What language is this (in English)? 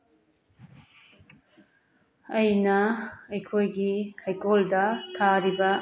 Manipuri